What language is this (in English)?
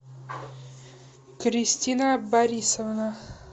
Russian